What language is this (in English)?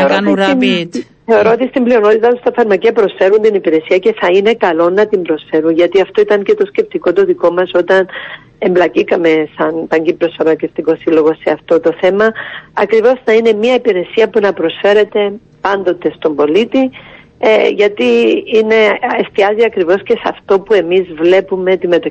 Greek